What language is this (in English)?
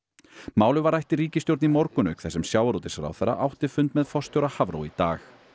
Icelandic